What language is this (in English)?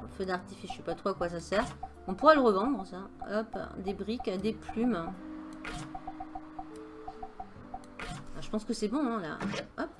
French